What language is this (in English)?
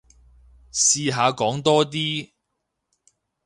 Cantonese